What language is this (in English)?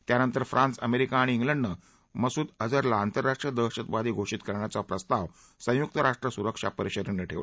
Marathi